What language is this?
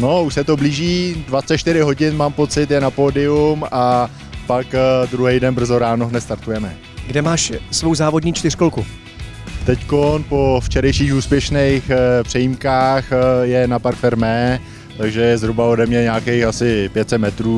Czech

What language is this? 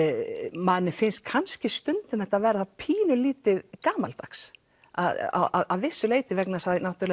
Icelandic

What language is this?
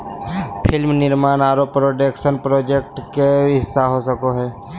Magahi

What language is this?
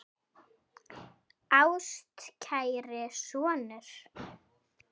Icelandic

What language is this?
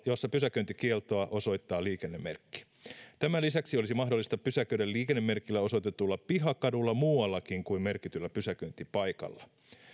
Finnish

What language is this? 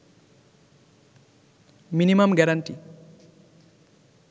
Bangla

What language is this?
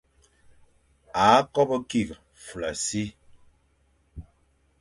Fang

